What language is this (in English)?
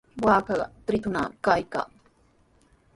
Sihuas Ancash Quechua